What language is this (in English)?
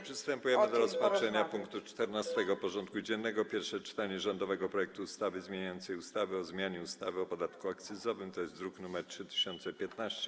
Polish